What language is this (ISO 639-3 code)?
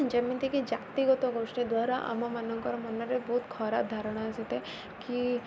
ori